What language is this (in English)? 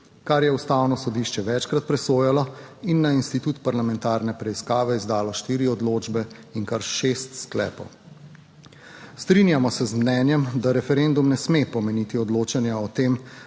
Slovenian